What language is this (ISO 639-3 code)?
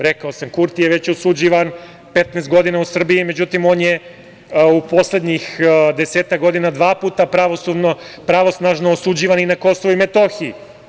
srp